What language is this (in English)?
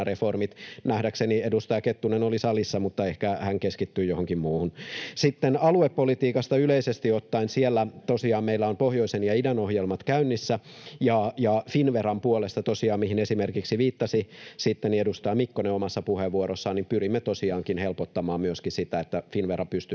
Finnish